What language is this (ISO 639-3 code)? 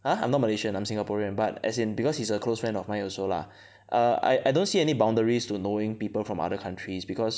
eng